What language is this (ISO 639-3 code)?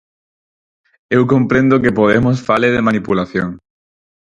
glg